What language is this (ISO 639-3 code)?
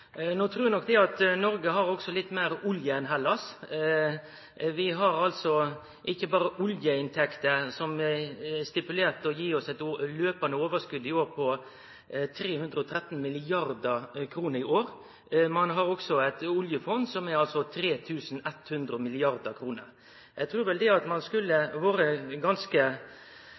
nno